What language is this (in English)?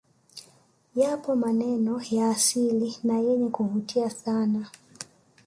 Swahili